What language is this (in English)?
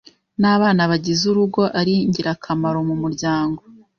Kinyarwanda